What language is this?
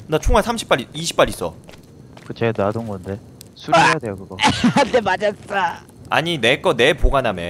Korean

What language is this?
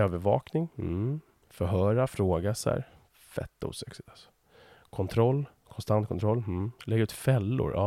Swedish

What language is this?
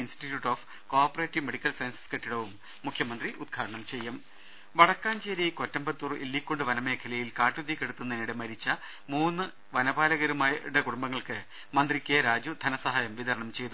Malayalam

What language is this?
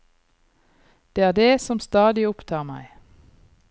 Norwegian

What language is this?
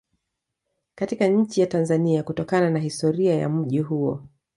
Swahili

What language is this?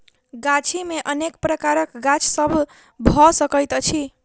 Maithili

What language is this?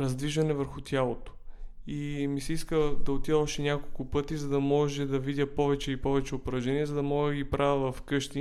Bulgarian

